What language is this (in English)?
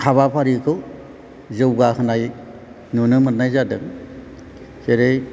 Bodo